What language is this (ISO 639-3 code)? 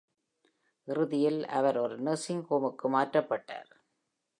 tam